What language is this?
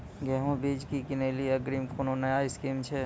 Maithili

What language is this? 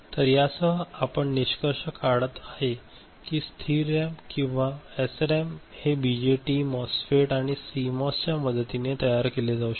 Marathi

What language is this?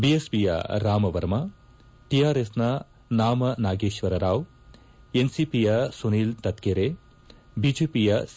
Kannada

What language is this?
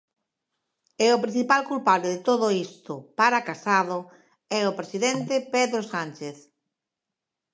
Galician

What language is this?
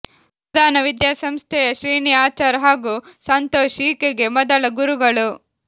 Kannada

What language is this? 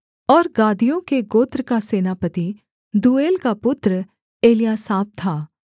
Hindi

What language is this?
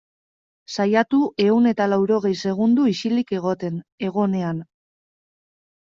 Basque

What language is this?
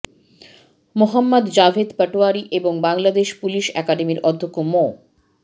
Bangla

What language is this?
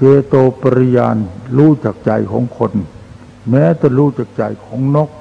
Thai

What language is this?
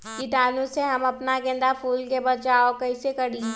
Magahi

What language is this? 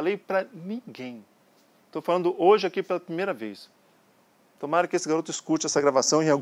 Portuguese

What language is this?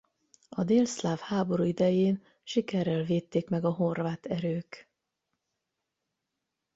Hungarian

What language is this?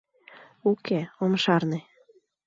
Mari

